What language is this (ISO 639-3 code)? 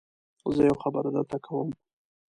pus